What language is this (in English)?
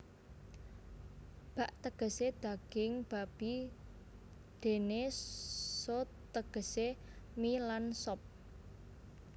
Javanese